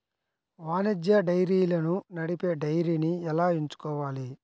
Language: Telugu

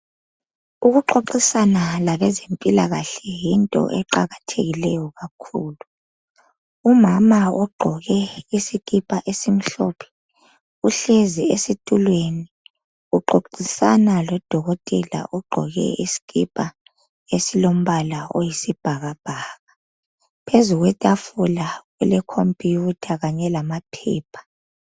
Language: North Ndebele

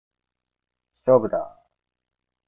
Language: Japanese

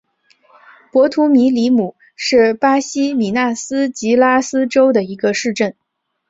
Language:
Chinese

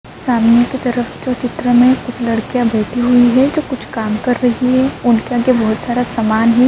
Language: Urdu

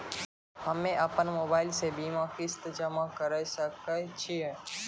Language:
Maithili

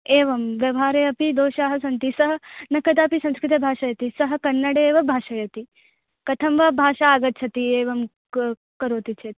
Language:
Sanskrit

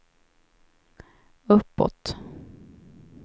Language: Swedish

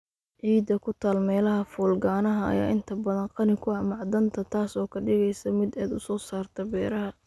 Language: Somali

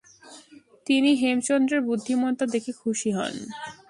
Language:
Bangla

